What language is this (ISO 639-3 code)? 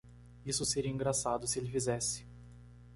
por